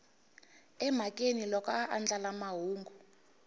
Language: Tsonga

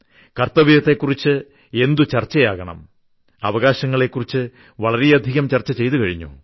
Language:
Malayalam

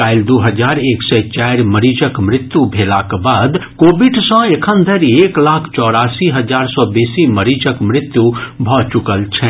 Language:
Maithili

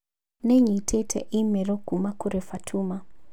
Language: Kikuyu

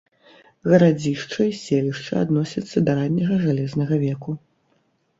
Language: Belarusian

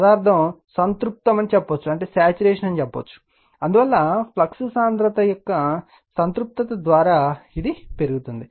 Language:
Telugu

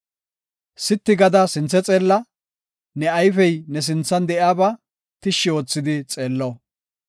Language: Gofa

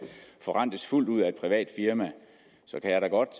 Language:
Danish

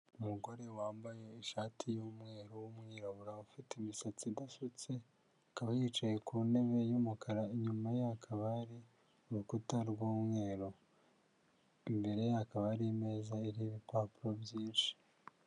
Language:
Kinyarwanda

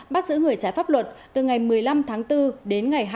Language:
Vietnamese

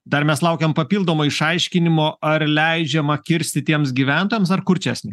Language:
Lithuanian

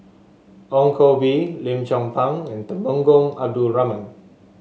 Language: English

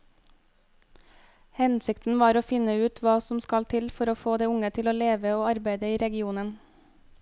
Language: Norwegian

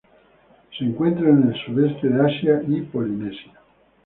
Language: Spanish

